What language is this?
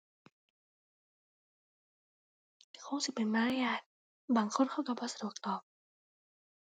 Thai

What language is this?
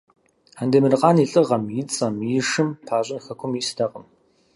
Kabardian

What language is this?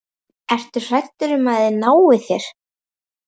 Icelandic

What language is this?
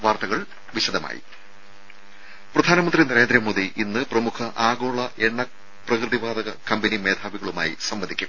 Malayalam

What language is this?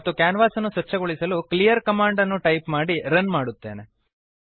Kannada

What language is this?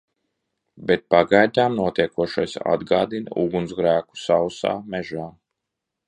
Latvian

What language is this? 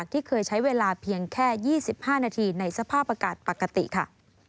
Thai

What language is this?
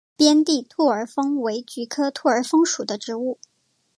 Chinese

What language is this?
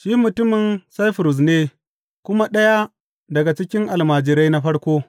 Hausa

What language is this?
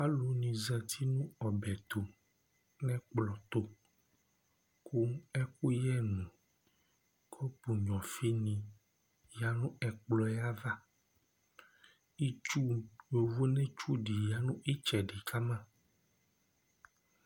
Ikposo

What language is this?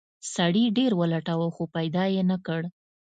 Pashto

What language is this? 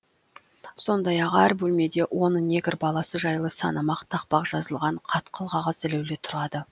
Kazakh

